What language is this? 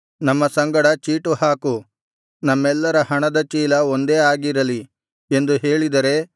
Kannada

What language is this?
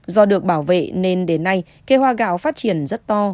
Vietnamese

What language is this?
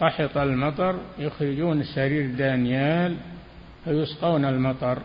Arabic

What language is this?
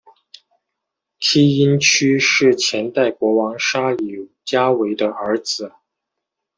Chinese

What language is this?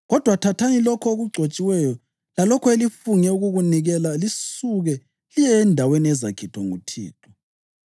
North Ndebele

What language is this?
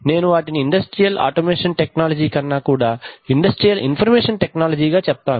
Telugu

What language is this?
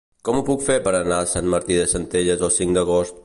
Catalan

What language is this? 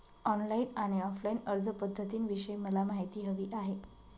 Marathi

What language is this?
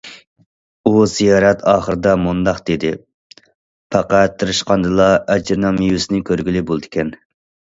Uyghur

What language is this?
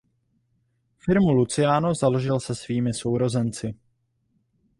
Czech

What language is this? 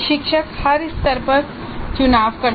Hindi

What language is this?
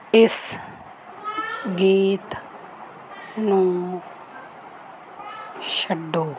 Punjabi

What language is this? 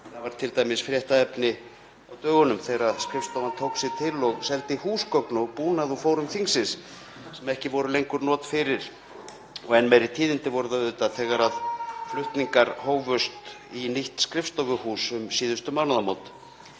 Icelandic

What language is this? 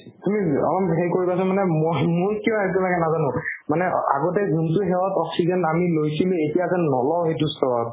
Assamese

